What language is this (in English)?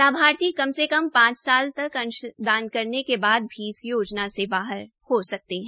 Hindi